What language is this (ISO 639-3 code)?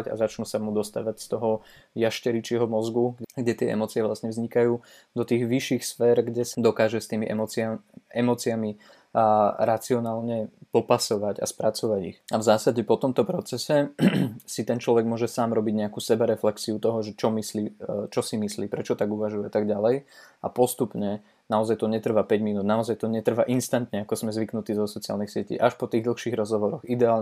slk